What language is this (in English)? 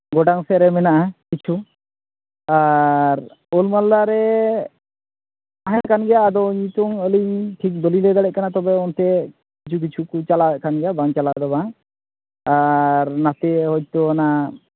Santali